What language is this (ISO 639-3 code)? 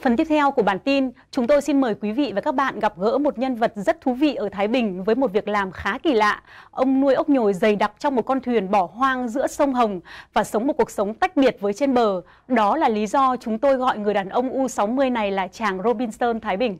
vie